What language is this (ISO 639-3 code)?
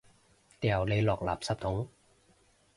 yue